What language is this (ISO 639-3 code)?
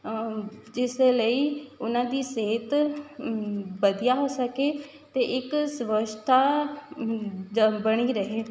pan